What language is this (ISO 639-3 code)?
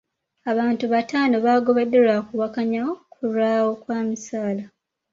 lug